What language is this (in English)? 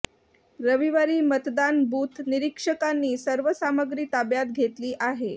Marathi